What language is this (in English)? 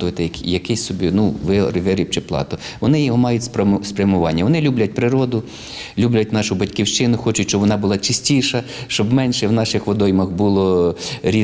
Ukrainian